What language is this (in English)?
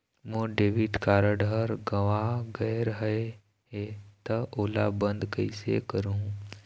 Chhattisgarhi